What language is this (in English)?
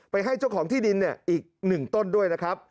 Thai